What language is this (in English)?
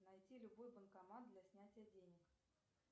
Russian